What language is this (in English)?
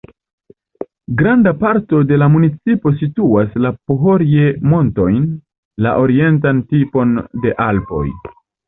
Esperanto